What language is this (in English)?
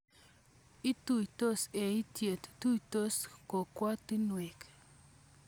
Kalenjin